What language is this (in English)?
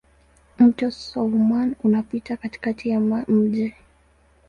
Swahili